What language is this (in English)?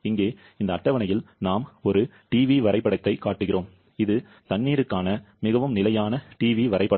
Tamil